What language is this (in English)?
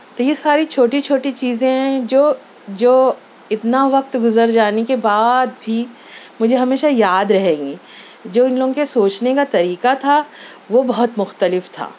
Urdu